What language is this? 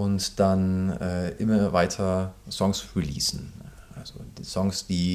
German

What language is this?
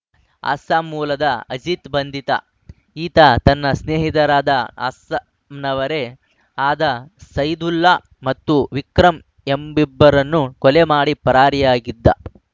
Kannada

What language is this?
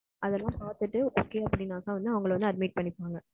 Tamil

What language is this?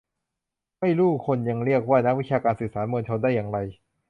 Thai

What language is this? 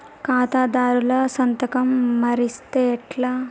Telugu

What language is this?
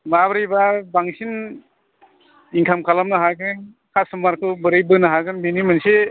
Bodo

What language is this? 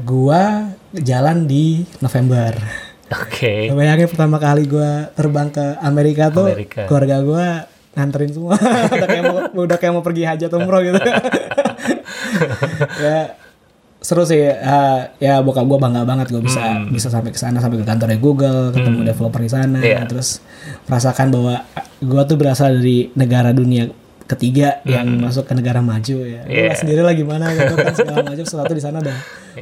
Indonesian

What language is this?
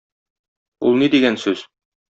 Tatar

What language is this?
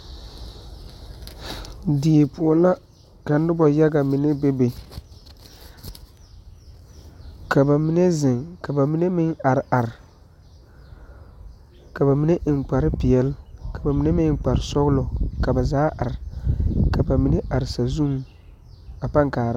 Southern Dagaare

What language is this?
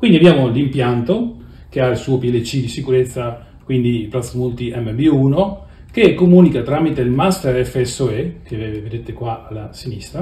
Italian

